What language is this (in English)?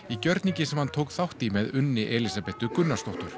Icelandic